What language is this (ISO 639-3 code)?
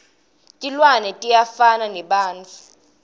ssw